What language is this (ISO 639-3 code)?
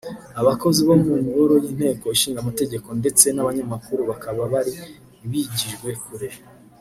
kin